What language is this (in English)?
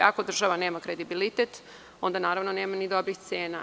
Serbian